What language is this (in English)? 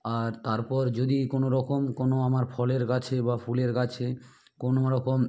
Bangla